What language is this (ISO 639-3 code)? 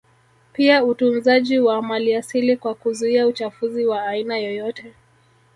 swa